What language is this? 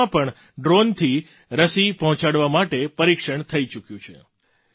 Gujarati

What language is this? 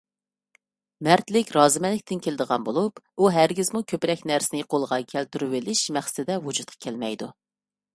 Uyghur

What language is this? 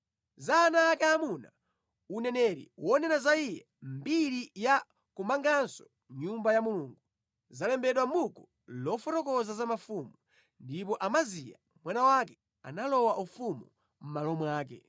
Nyanja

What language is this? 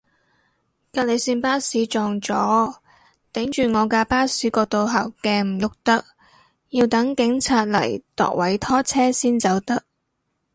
Cantonese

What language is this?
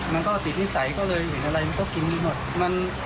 Thai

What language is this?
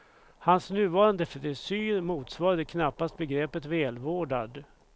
Swedish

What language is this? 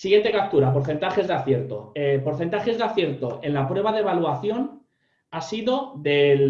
Spanish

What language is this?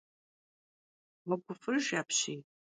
Kabardian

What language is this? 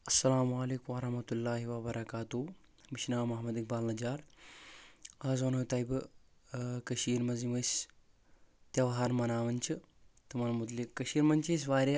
Kashmiri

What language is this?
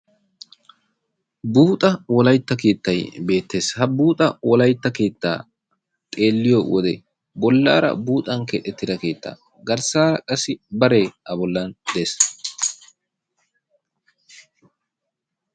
Wolaytta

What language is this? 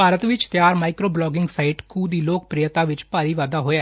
Punjabi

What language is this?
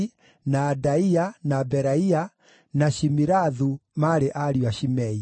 Kikuyu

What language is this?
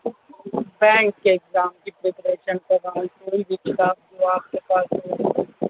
Urdu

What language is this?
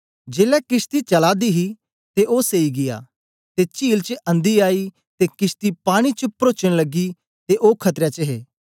Dogri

